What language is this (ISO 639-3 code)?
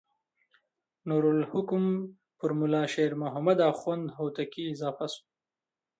pus